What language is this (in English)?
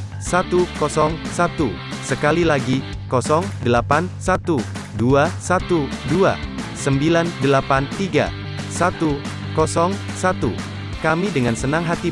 Indonesian